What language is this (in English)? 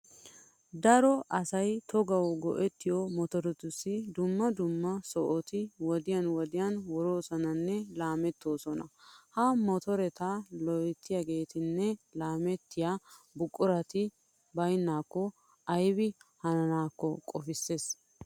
Wolaytta